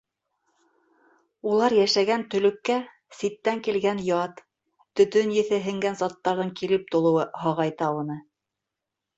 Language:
Bashkir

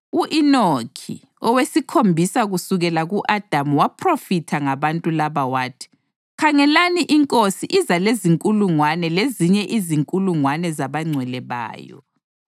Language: North Ndebele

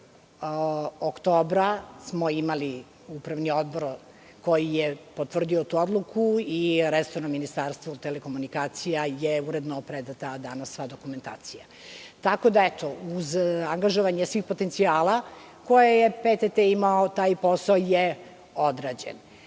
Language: Serbian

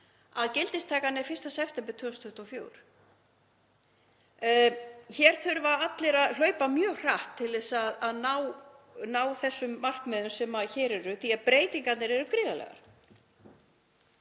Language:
Icelandic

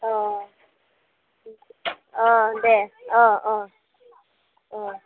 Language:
Bodo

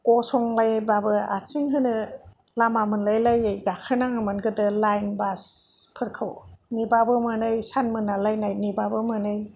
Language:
Bodo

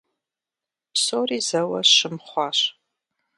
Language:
Kabardian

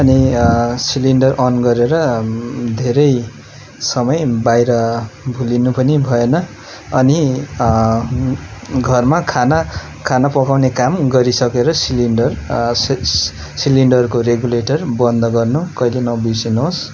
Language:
Nepali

